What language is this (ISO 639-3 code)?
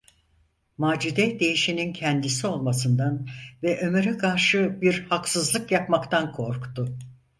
tur